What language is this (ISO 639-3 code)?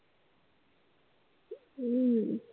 mar